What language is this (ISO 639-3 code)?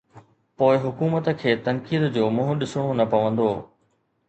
snd